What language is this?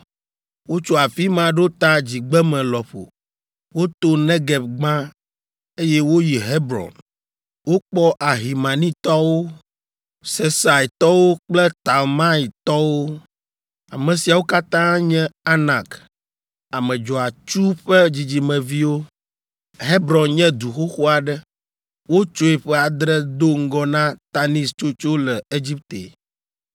Ewe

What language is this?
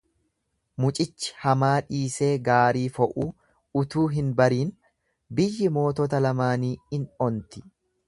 Oromo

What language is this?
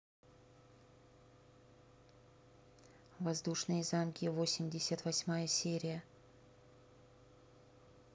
Russian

